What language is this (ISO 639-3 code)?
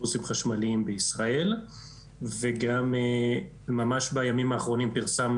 heb